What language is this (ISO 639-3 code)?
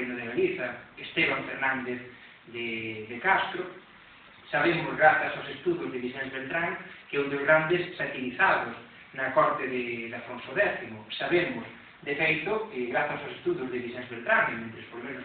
ell